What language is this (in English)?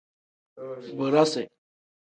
Tem